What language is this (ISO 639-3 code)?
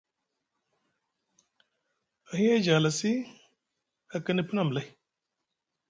mug